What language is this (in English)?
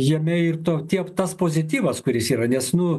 Lithuanian